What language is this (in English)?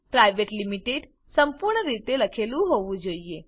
Gujarati